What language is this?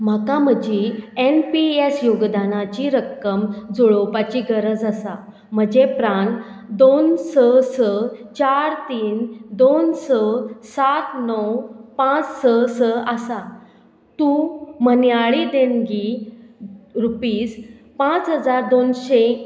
Konkani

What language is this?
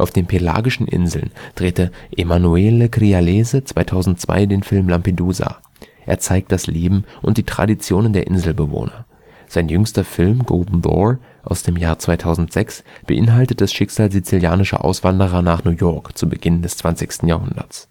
German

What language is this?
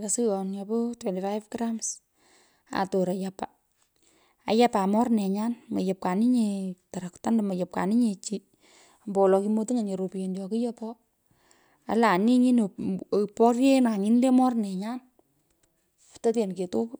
Pökoot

